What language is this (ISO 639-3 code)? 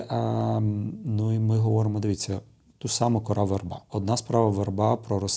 ukr